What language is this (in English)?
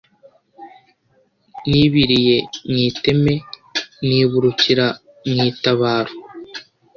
Kinyarwanda